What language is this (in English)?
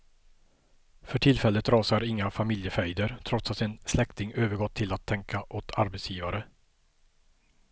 Swedish